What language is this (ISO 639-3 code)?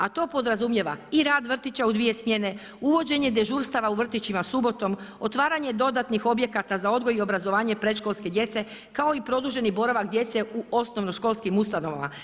hrv